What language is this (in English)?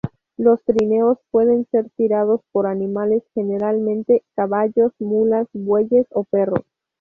Spanish